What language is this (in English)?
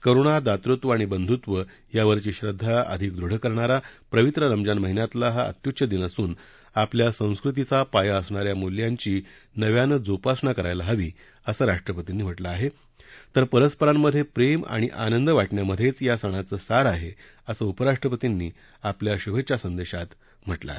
Marathi